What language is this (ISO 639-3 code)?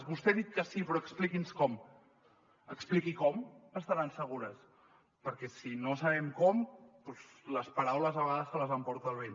cat